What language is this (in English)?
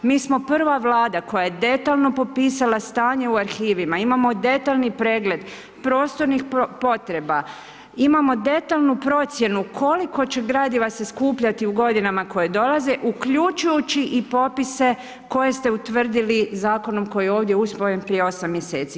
Croatian